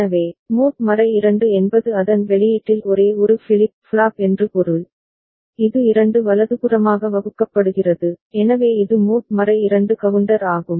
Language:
Tamil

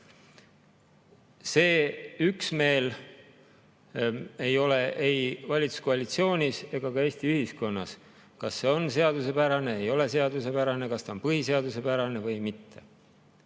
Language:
Estonian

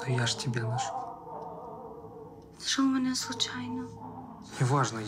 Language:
Russian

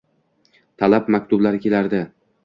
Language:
Uzbek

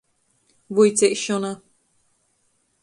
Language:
Latgalian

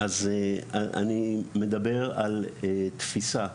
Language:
Hebrew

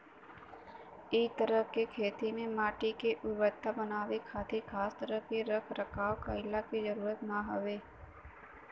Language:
Bhojpuri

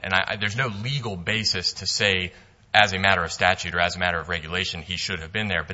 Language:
English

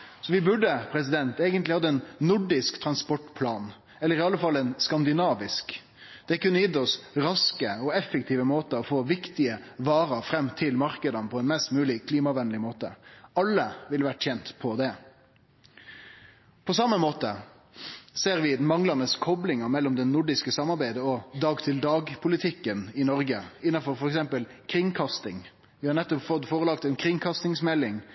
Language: Norwegian Nynorsk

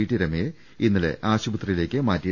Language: Malayalam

